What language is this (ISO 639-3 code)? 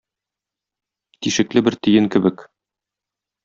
tat